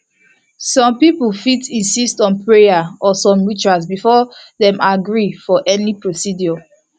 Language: Nigerian Pidgin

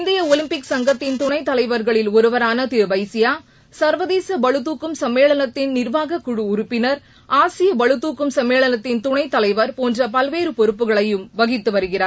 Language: Tamil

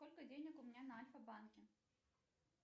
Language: Russian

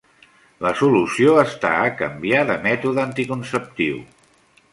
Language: Catalan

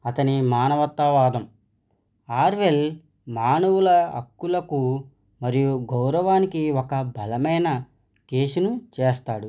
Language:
Telugu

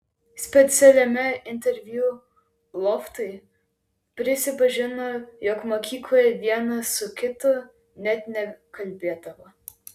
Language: Lithuanian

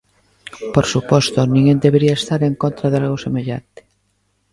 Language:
Galician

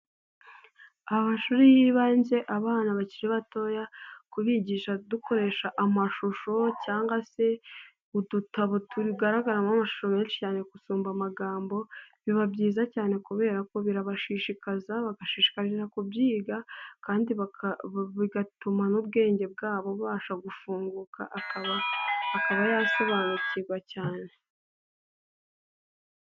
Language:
Kinyarwanda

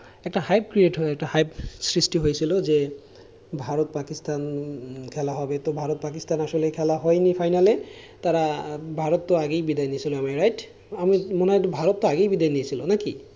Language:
Bangla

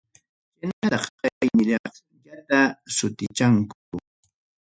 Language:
Ayacucho Quechua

